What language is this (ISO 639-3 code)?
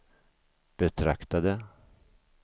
swe